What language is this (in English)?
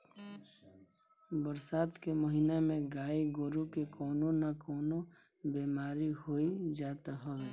Bhojpuri